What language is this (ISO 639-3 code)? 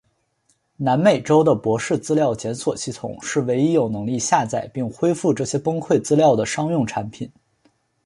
zho